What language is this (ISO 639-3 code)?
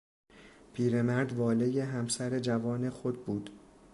fas